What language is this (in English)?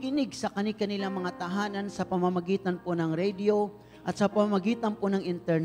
Filipino